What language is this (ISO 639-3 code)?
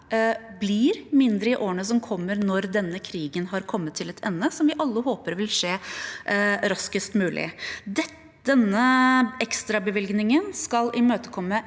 nor